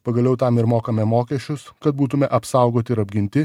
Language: Lithuanian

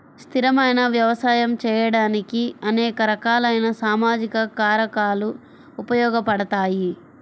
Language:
Telugu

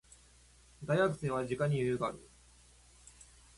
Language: Japanese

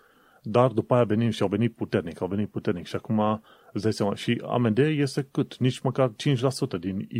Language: Romanian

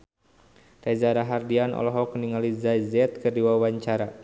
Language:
Sundanese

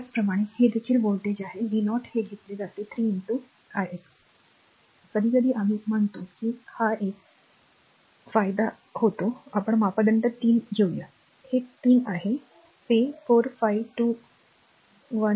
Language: Marathi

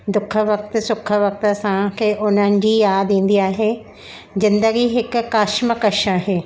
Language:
Sindhi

